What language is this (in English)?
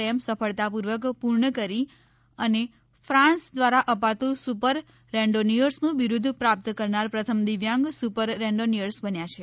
Gujarati